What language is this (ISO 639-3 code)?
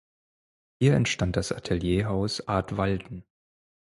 deu